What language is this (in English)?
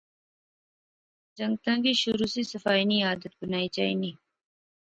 Pahari-Potwari